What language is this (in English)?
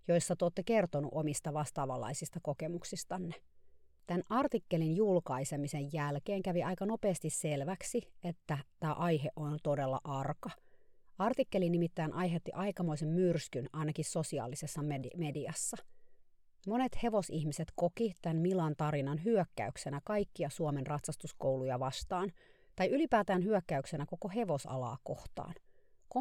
Finnish